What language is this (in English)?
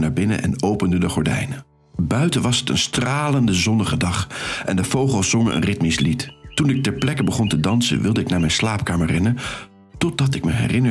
Dutch